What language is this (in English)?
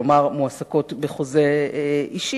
Hebrew